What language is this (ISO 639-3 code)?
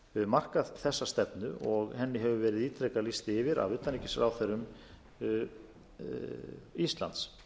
isl